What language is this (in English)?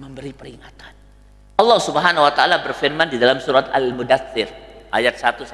Indonesian